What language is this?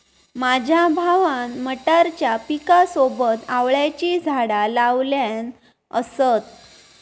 Marathi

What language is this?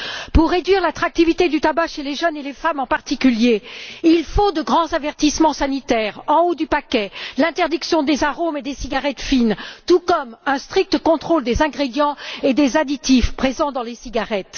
French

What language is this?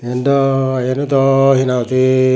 Chakma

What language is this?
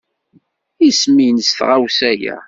Kabyle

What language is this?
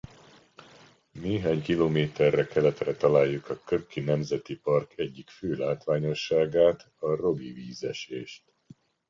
Hungarian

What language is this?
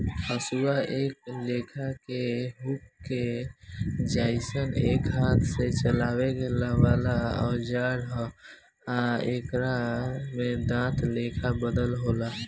Bhojpuri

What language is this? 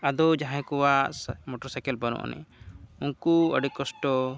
Santali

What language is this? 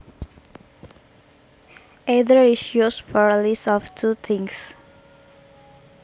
Javanese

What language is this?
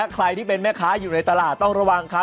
Thai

